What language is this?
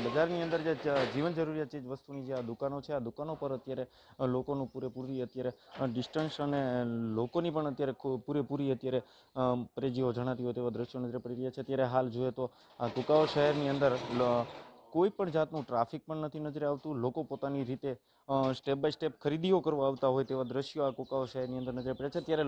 Hindi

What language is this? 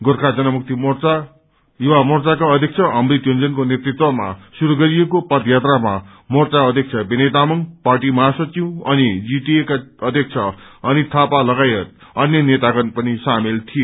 Nepali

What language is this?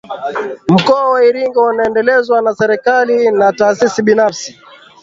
Swahili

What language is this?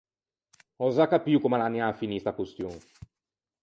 Ligurian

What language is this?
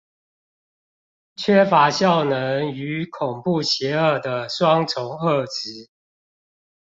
Chinese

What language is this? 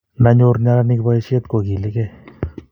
Kalenjin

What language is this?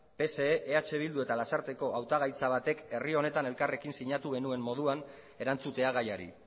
Basque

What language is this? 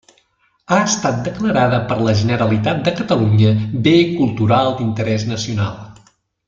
Catalan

